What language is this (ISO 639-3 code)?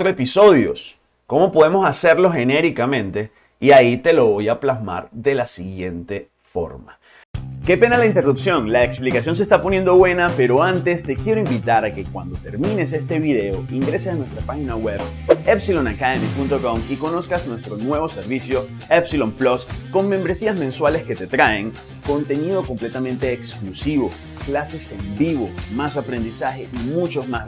spa